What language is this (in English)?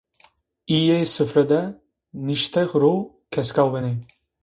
Zaza